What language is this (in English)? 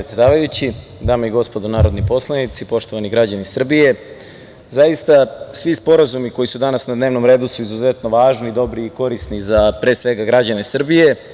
Serbian